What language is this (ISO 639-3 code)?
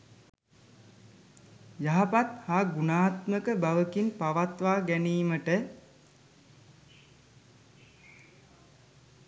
sin